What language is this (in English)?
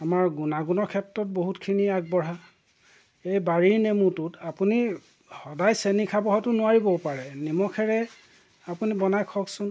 Assamese